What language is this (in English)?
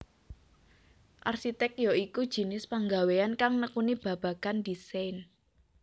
Javanese